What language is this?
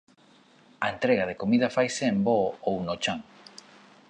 Galician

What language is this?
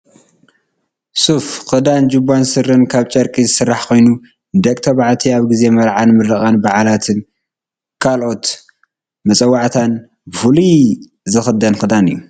Tigrinya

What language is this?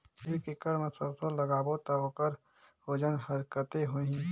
Chhattisgarhi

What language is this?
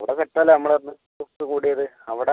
Malayalam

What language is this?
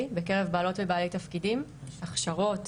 Hebrew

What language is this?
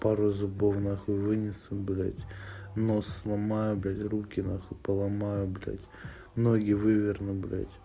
Russian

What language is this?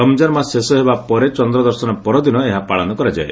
Odia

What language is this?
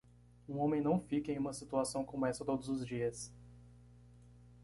Portuguese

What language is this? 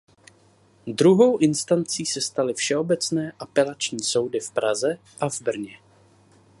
Czech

